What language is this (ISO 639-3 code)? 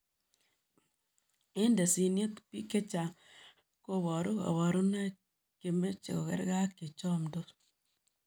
kln